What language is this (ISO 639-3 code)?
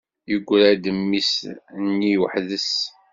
kab